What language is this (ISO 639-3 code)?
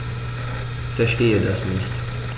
deu